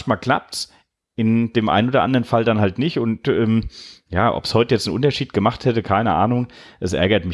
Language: German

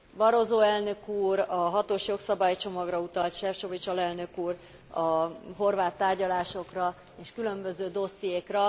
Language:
Hungarian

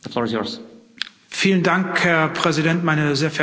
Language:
German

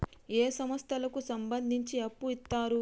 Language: Telugu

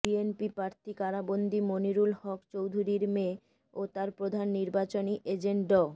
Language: Bangla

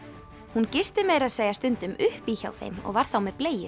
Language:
Icelandic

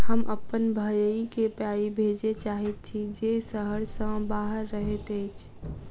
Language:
Maithili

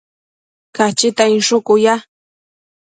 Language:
Matsés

